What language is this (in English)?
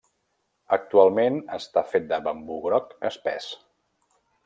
Catalan